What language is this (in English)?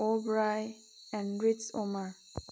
Manipuri